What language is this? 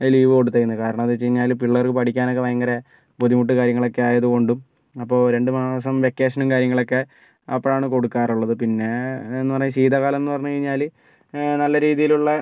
Malayalam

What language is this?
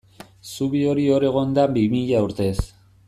Basque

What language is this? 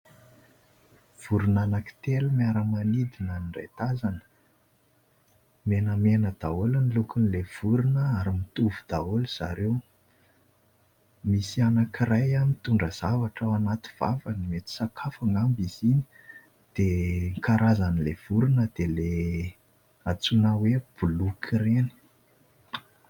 Malagasy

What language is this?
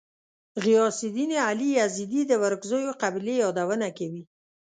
Pashto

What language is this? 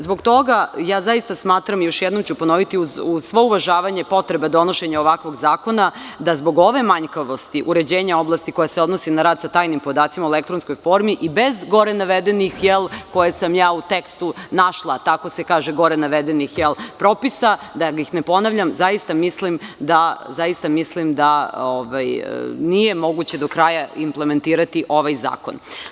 Serbian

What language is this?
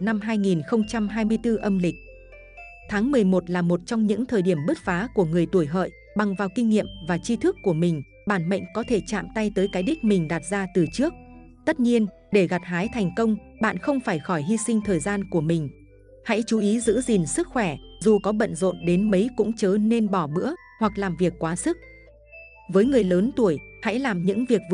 Vietnamese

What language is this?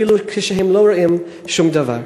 Hebrew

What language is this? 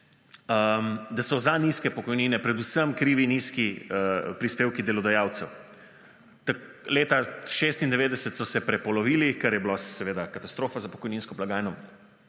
Slovenian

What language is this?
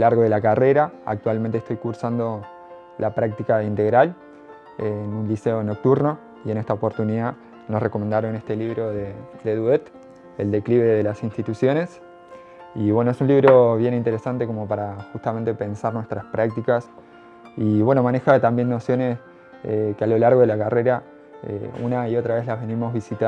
Spanish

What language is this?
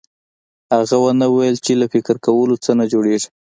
Pashto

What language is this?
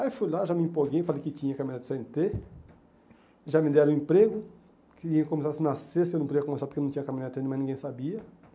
Portuguese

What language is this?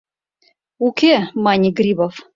Mari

